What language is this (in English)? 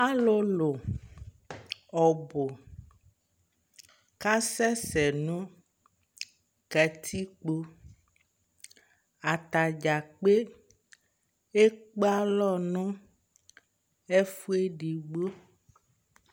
Ikposo